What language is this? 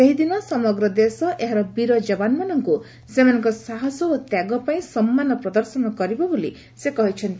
Odia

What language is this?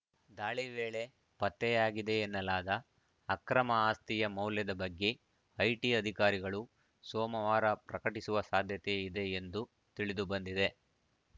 Kannada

